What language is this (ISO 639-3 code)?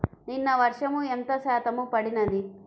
tel